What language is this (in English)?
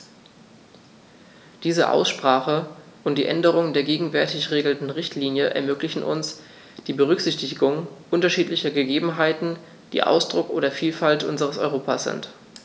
German